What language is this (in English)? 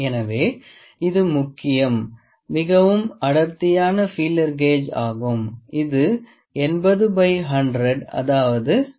Tamil